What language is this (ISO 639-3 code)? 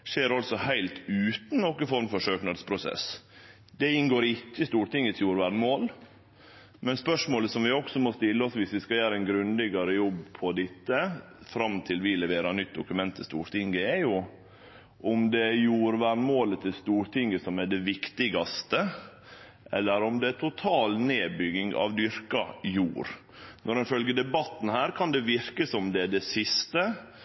nno